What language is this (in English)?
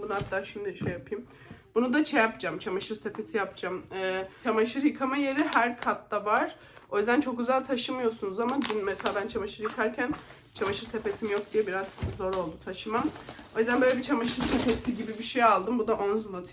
Turkish